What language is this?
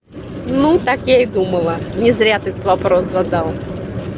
Russian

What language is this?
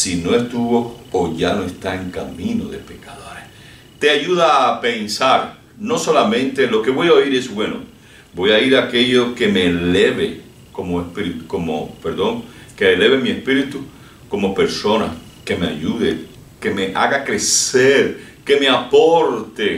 Spanish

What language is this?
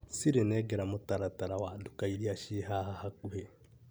Kikuyu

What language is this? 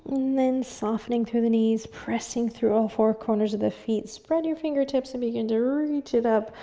English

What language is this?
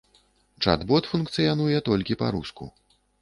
Belarusian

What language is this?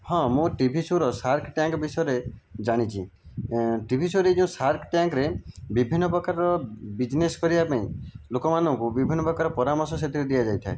Odia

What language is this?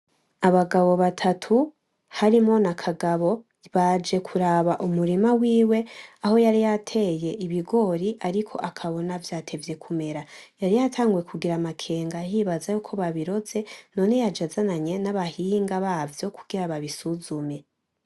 Rundi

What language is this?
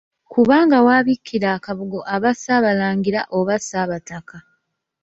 Ganda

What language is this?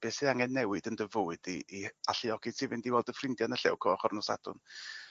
Welsh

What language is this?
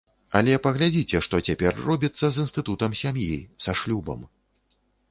Belarusian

